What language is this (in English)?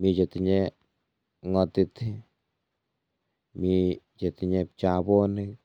Kalenjin